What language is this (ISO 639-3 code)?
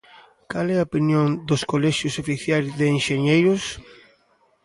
glg